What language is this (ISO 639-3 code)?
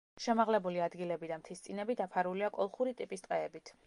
kat